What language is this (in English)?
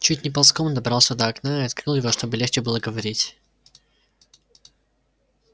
Russian